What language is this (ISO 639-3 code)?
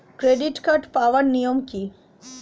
ben